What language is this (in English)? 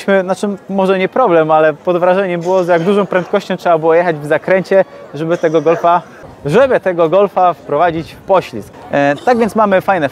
Polish